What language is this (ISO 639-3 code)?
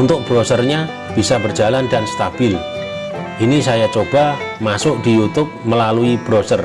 ind